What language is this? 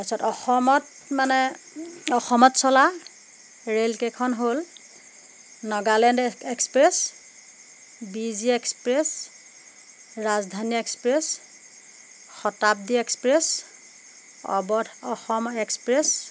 Assamese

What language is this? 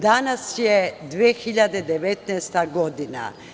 Serbian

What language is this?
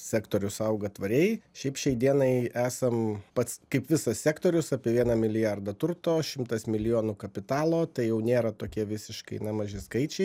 Lithuanian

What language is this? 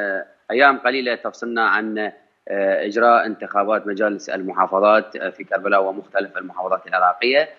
Arabic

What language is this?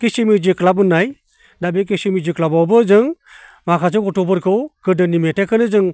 Bodo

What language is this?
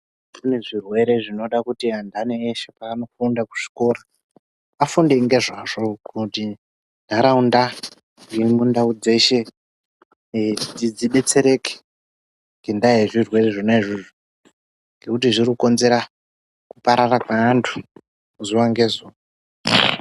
Ndau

